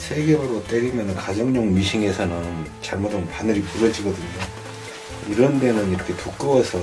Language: Korean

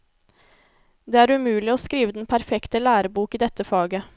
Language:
Norwegian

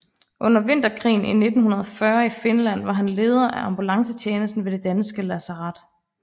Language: Danish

